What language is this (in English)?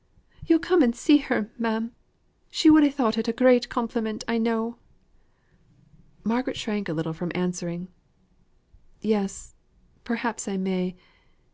English